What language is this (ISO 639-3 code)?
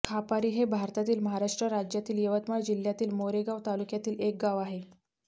mar